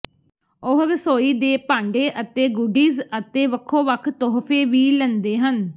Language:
Punjabi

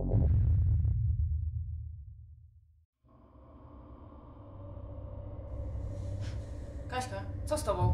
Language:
Polish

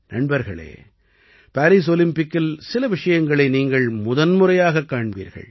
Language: Tamil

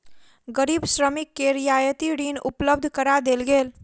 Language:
Maithili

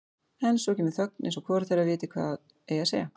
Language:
Icelandic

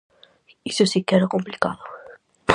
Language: Galician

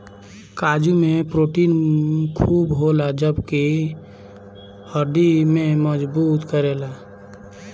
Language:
Bhojpuri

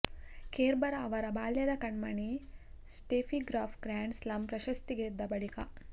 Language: Kannada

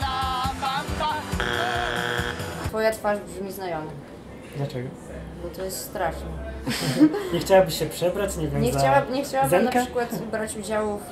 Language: Polish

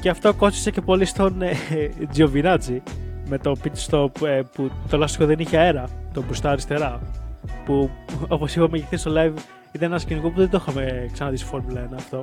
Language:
Greek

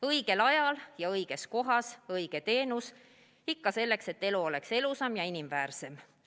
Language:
Estonian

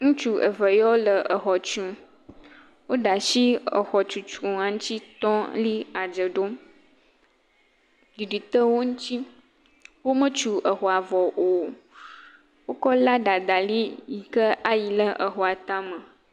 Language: Ewe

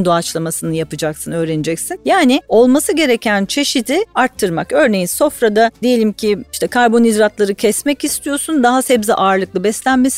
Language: Turkish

